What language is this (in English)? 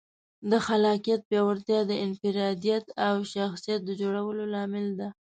Pashto